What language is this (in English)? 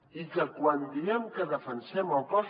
Catalan